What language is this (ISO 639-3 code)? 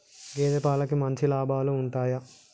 tel